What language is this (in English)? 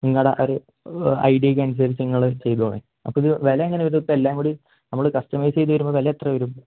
Malayalam